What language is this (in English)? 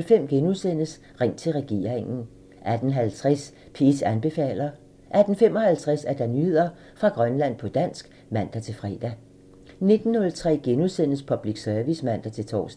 Danish